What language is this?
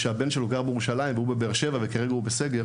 Hebrew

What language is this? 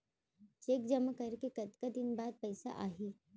Chhattisgarhi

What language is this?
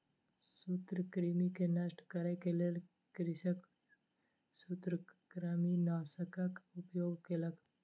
Maithili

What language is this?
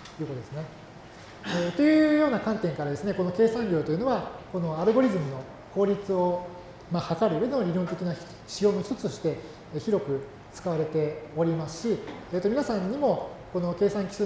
Japanese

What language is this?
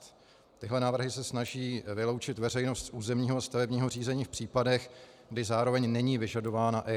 Czech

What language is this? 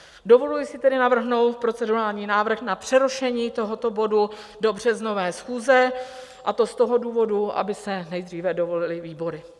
Czech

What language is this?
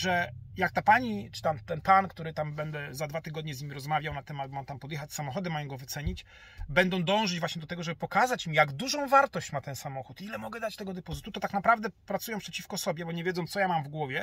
Polish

